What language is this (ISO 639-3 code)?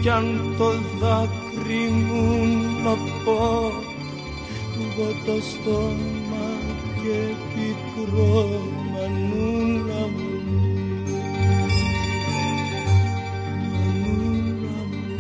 ell